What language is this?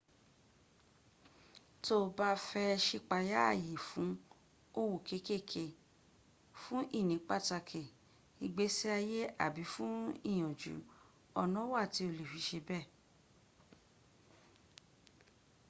Yoruba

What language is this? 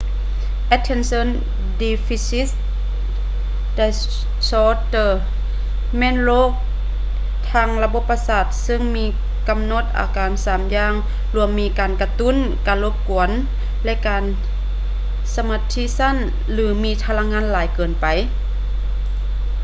Lao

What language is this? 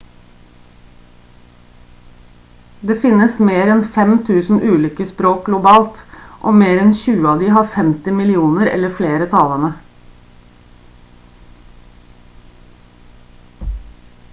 Norwegian Bokmål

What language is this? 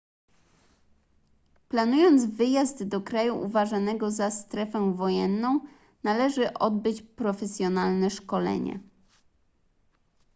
Polish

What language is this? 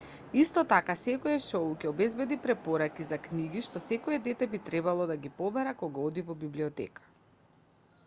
Macedonian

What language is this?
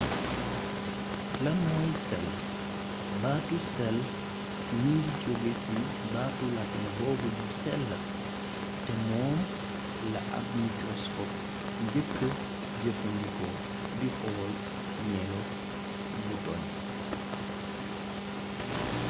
Wolof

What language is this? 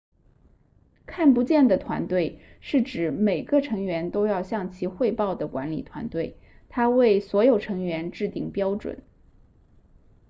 Chinese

